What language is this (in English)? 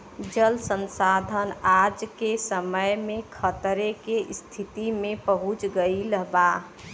Bhojpuri